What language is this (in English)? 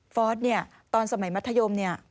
Thai